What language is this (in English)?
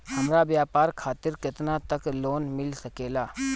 Bhojpuri